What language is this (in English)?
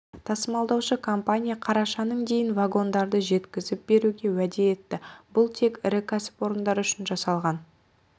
Kazakh